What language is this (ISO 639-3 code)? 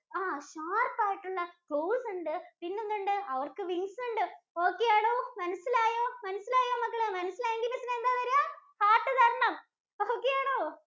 mal